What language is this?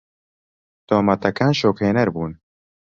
Central Kurdish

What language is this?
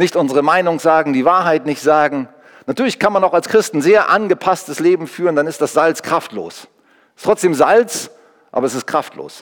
German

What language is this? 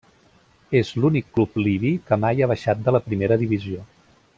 Catalan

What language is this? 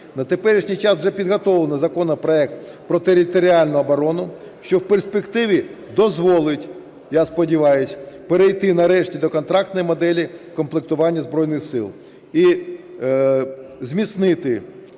Ukrainian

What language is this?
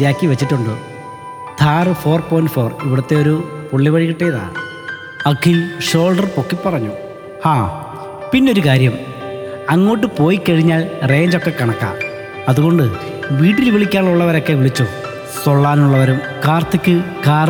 Malayalam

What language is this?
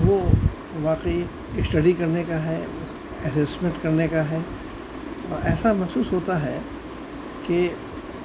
Urdu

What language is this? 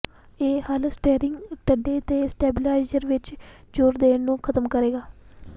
Punjabi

